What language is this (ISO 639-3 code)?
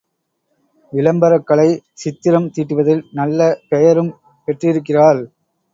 tam